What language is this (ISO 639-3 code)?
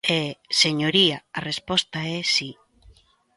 glg